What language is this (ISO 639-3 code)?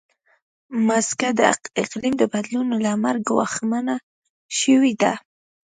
pus